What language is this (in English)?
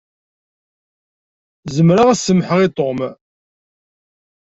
Kabyle